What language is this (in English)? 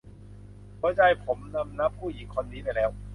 Thai